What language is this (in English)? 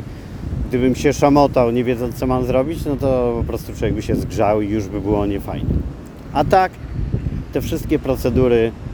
Polish